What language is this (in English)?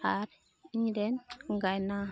Santali